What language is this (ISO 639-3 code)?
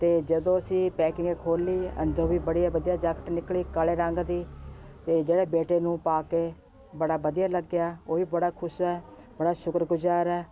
pan